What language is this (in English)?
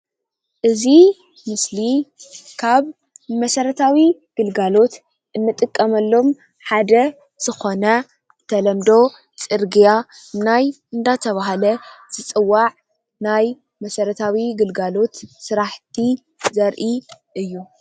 Tigrinya